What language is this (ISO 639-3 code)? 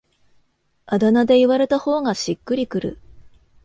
jpn